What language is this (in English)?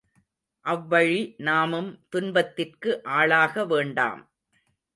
Tamil